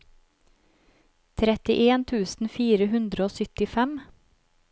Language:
Norwegian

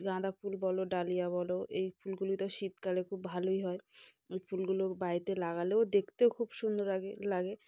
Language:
Bangla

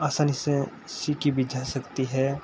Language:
Hindi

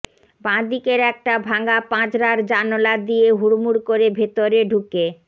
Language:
Bangla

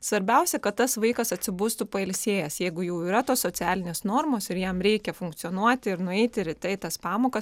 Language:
Lithuanian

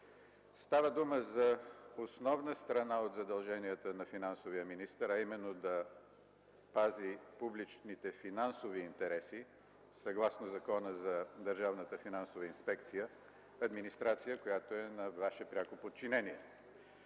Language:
Bulgarian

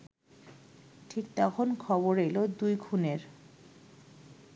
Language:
Bangla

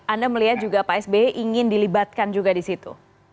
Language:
Indonesian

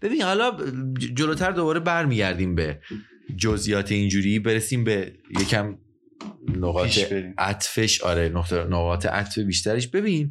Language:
Persian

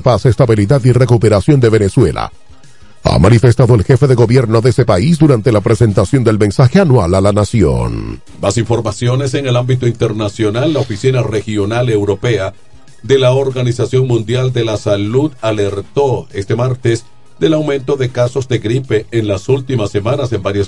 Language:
Spanish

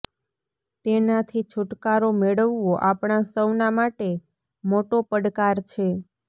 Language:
Gujarati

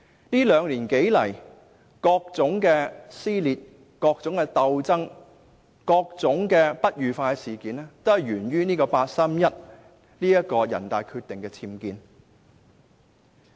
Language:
Cantonese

